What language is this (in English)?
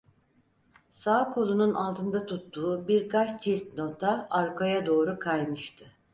Turkish